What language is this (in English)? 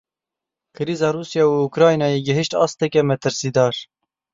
Kurdish